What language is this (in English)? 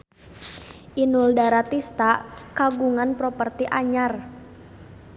Sundanese